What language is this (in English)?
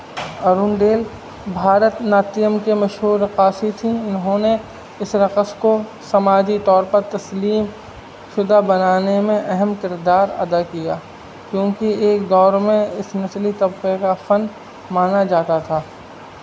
Urdu